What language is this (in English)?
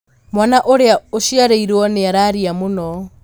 Kikuyu